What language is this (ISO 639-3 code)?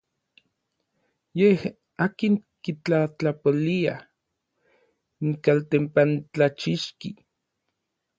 nlv